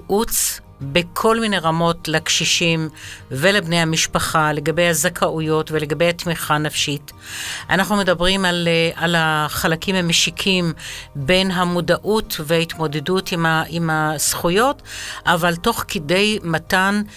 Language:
Hebrew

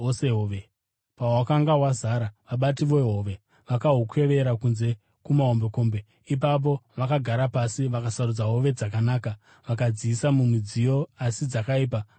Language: Shona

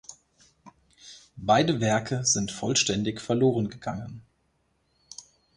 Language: German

